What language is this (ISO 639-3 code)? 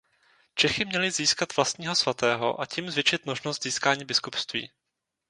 ces